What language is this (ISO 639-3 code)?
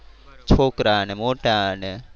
guj